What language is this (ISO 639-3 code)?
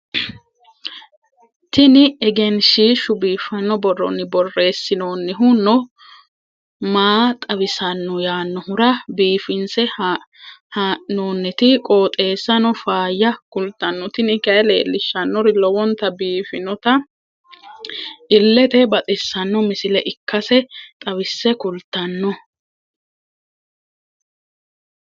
sid